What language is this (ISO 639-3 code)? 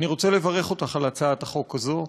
heb